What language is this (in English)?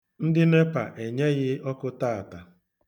Igbo